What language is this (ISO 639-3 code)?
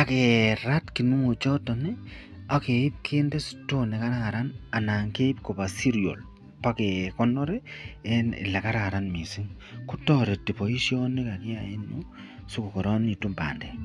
kln